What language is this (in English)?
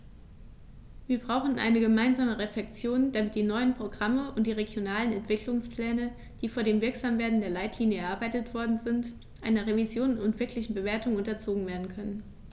German